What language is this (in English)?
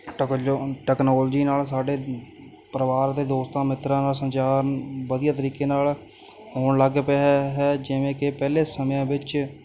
Punjabi